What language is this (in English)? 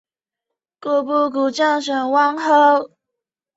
Chinese